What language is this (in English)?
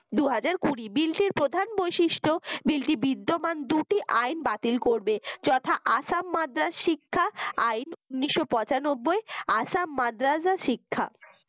Bangla